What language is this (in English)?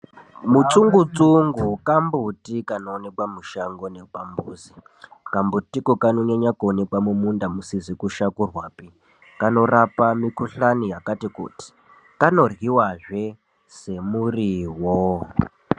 Ndau